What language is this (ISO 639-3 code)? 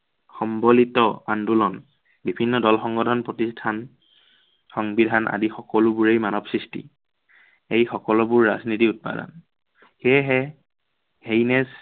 asm